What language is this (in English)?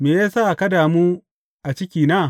Hausa